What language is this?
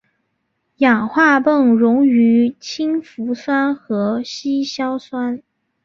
Chinese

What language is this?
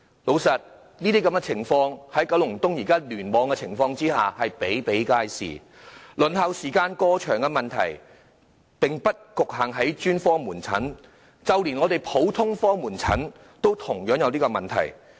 Cantonese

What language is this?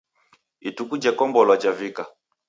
Taita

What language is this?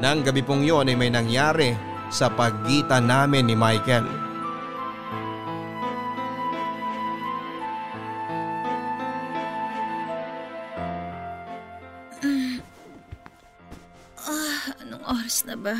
Filipino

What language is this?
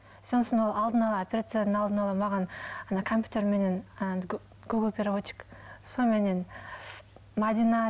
Kazakh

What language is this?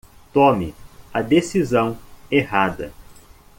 Portuguese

